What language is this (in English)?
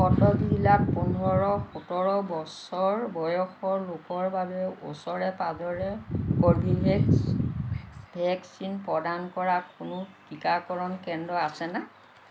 Assamese